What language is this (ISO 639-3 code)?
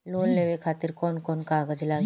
bho